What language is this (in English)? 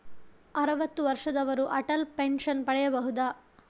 Kannada